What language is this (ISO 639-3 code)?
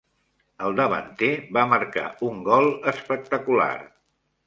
cat